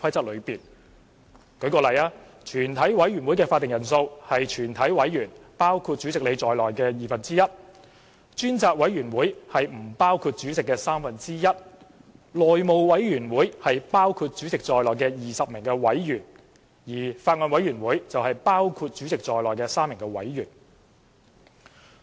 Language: Cantonese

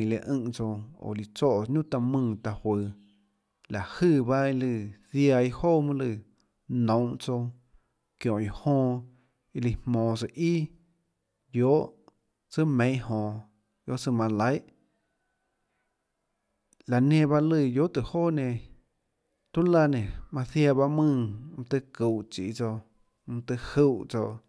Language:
Tlacoatzintepec Chinantec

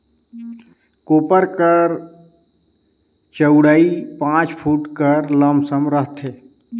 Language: Chhattisgarhi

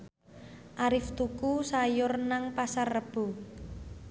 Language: Javanese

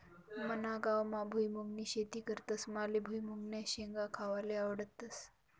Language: Marathi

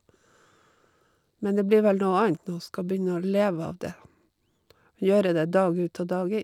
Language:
Norwegian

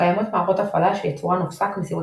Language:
Hebrew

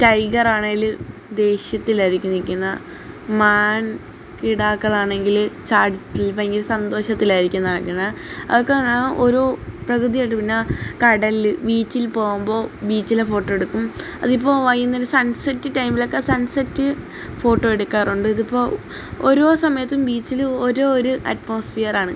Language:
Malayalam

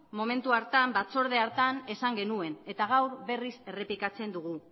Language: Basque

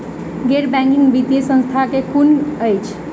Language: Maithili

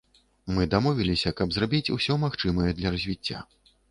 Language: Belarusian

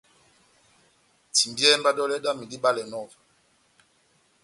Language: Batanga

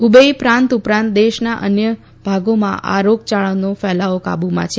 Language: Gujarati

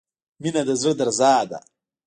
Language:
Pashto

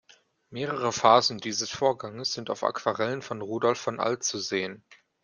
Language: German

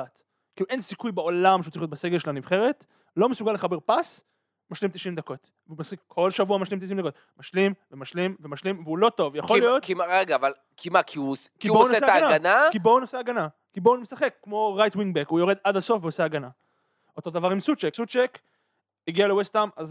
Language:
Hebrew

